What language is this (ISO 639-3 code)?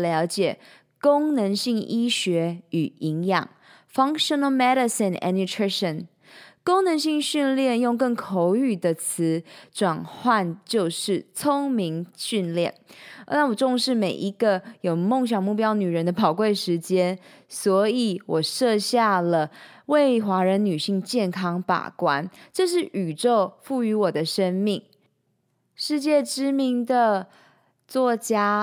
zho